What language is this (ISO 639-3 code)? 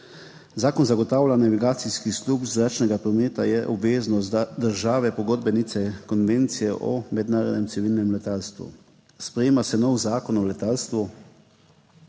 slv